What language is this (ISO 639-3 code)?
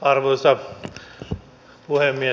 fin